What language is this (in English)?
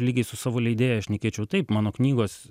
Lithuanian